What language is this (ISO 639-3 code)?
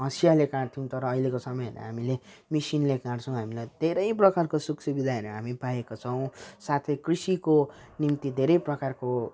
nep